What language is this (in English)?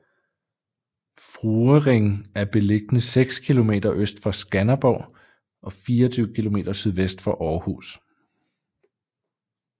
Danish